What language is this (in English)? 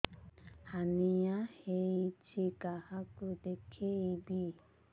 Odia